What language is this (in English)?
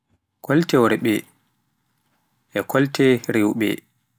Pular